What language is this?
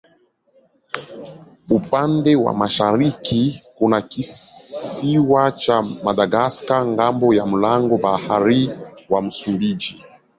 Swahili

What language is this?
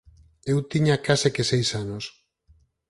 Galician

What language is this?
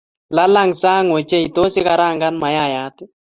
Kalenjin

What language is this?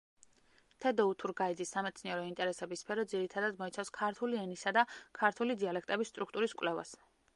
Georgian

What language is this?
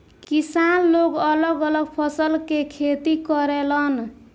Bhojpuri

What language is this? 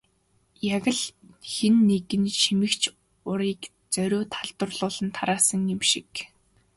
Mongolian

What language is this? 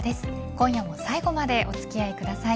Japanese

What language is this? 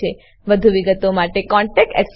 Gujarati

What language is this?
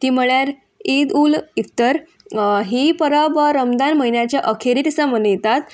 Konkani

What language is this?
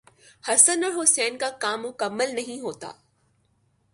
Urdu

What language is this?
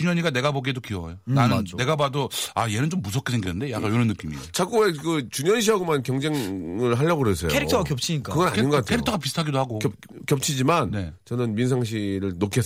Korean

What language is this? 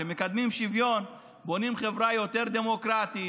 Hebrew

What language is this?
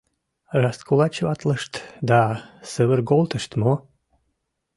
Mari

